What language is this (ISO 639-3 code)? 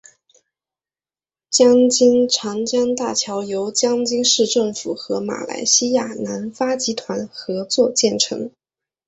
zho